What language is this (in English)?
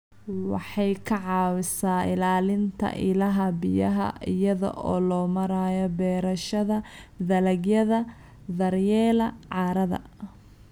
Somali